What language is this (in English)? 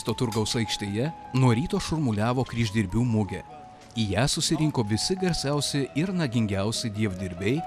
Lithuanian